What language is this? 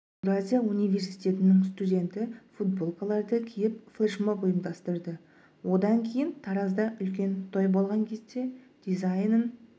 Kazakh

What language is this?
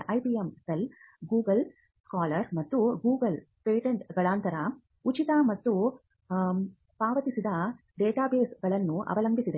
Kannada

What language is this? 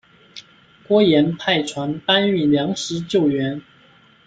Chinese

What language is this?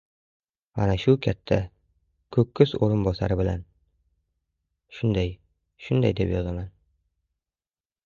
Uzbek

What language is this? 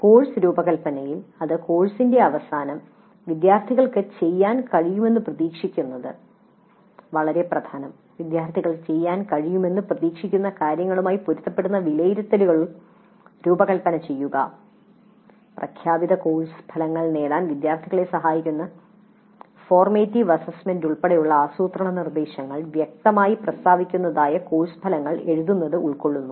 Malayalam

